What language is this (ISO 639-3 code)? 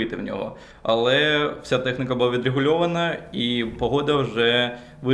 ukr